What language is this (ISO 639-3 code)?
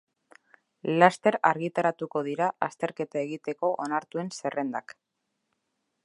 eus